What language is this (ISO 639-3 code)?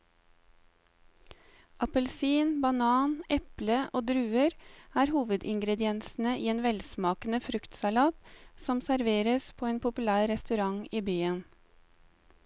nor